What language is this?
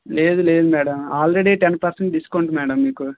Telugu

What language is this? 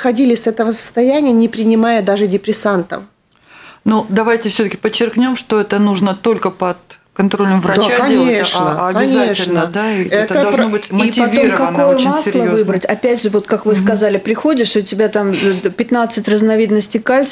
Russian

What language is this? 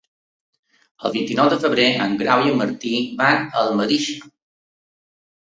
Catalan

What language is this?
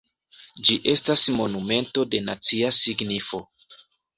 Esperanto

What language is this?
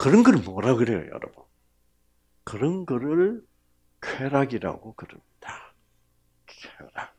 Korean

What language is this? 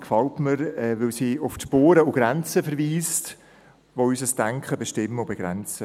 Swiss German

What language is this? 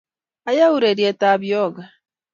Kalenjin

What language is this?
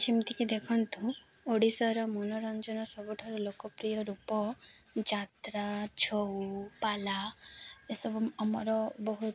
Odia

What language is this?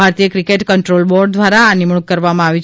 Gujarati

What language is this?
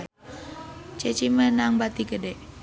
Sundanese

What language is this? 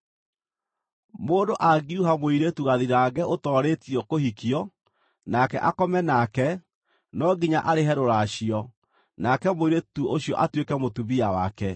Kikuyu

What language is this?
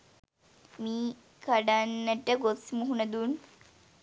Sinhala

